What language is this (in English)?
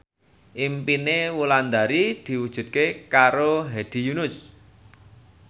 Javanese